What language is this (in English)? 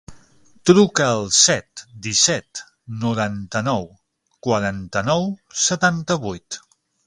Catalan